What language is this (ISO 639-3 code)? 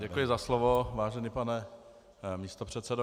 ces